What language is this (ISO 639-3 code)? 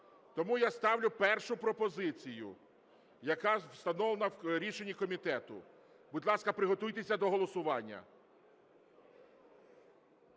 ukr